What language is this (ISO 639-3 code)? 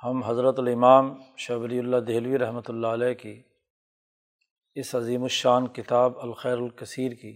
urd